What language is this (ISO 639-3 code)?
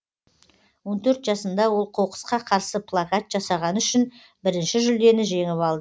kaz